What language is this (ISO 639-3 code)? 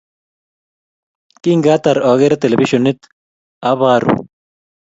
kln